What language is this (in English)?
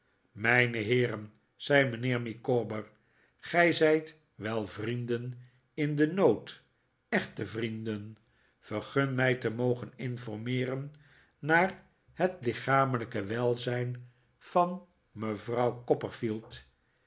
Dutch